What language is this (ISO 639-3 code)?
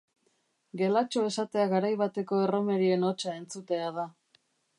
eus